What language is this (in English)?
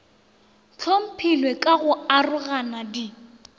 Northern Sotho